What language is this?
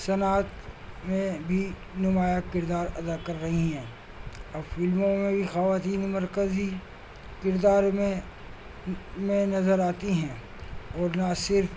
Urdu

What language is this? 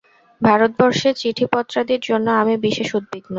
Bangla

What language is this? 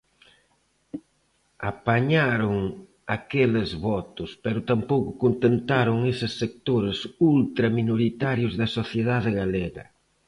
Galician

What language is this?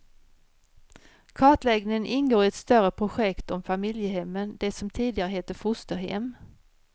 Swedish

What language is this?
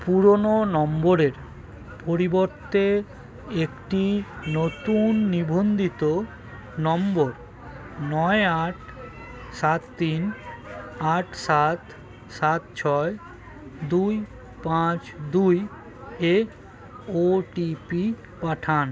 Bangla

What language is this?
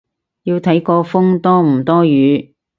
Cantonese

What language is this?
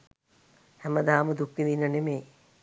Sinhala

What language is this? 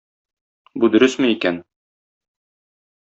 Tatar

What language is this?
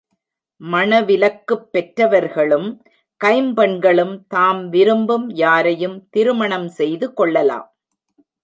Tamil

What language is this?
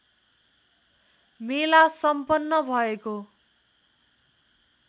Nepali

